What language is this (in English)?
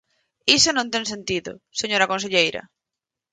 Galician